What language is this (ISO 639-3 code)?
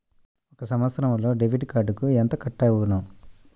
tel